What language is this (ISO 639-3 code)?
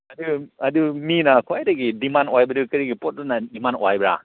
mni